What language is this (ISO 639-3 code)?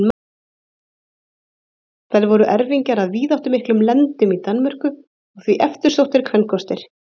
isl